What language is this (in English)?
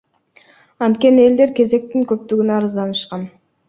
Kyrgyz